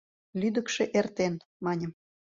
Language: Mari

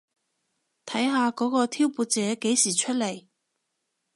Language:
Cantonese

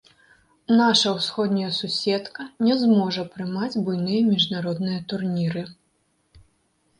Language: Belarusian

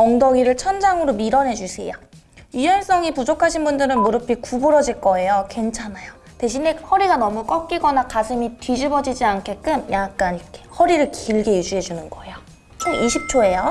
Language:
Korean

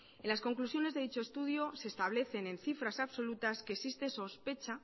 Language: Spanish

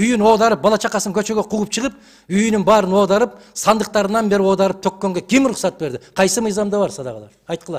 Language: Turkish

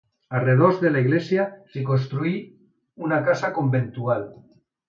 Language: Catalan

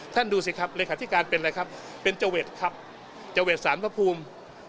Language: Thai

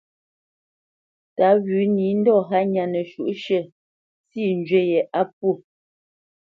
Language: Bamenyam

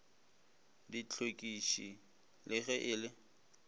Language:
Northern Sotho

